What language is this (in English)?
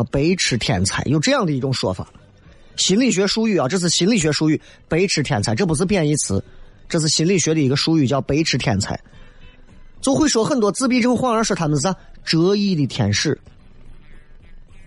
Chinese